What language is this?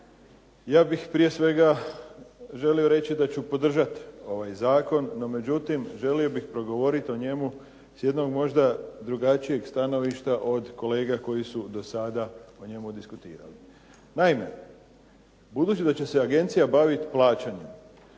Croatian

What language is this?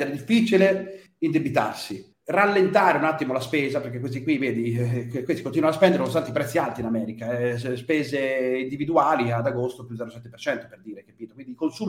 Italian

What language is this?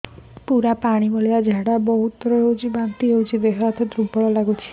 Odia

